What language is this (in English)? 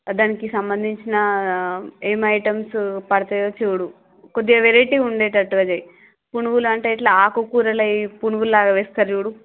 Telugu